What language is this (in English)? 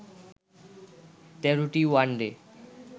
Bangla